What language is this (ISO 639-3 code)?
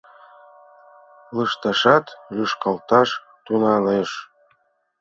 chm